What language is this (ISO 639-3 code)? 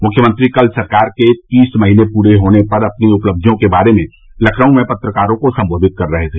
hin